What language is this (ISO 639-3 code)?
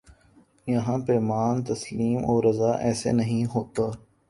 urd